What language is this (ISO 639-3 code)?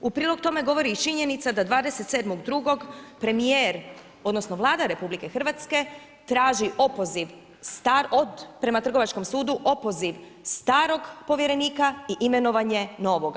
hrv